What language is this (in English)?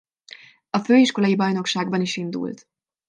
Hungarian